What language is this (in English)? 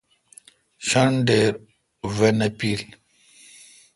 Kalkoti